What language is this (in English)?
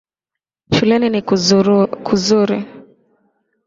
Swahili